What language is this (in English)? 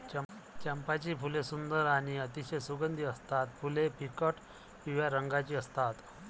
Marathi